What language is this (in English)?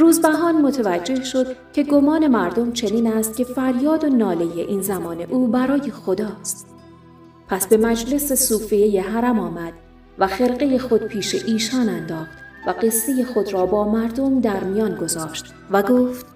Persian